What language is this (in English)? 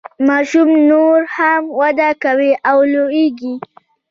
Pashto